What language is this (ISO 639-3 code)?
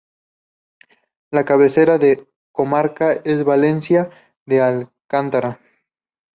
spa